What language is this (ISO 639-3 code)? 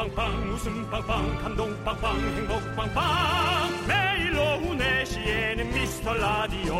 kor